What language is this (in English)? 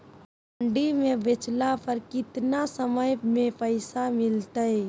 Magahi